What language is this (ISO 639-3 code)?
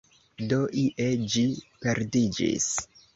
epo